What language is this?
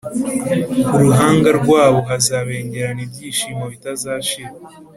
Kinyarwanda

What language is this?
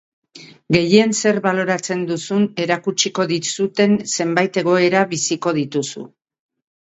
Basque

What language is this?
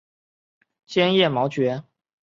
Chinese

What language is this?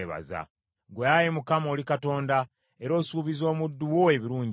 Ganda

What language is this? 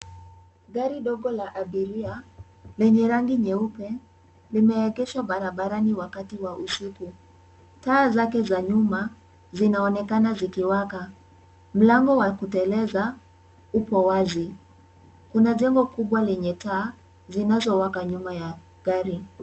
Swahili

